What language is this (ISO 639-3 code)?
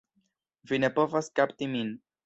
epo